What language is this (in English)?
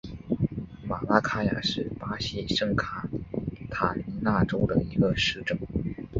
Chinese